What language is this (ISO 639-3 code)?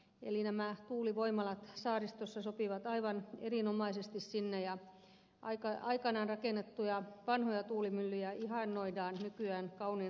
fin